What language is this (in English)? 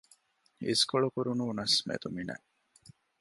Divehi